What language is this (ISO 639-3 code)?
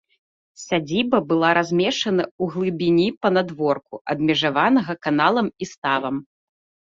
bel